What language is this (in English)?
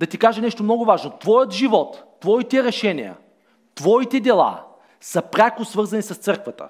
Bulgarian